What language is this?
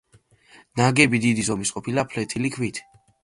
Georgian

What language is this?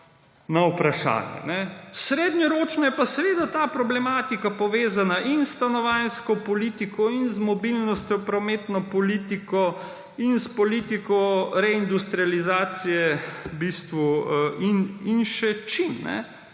Slovenian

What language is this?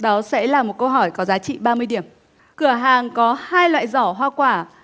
Vietnamese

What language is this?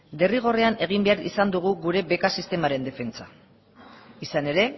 Basque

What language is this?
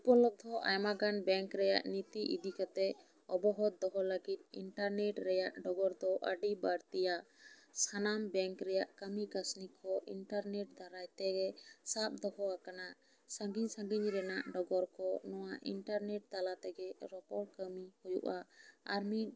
Santali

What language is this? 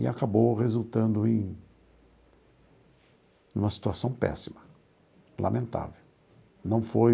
Portuguese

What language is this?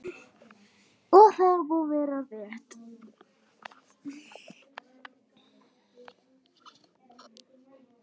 Icelandic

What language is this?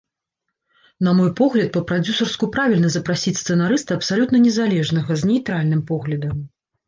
Belarusian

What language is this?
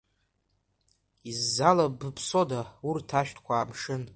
Abkhazian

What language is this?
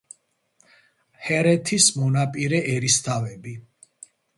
Georgian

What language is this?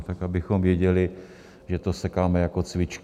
Czech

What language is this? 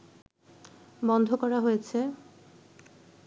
Bangla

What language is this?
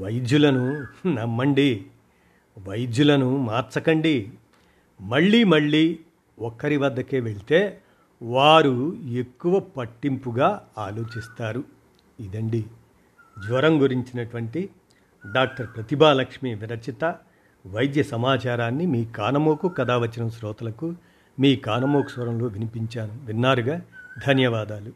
Telugu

